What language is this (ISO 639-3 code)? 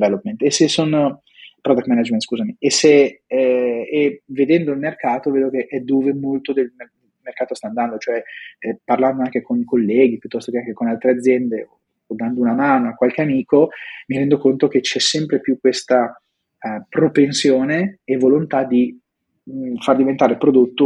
ita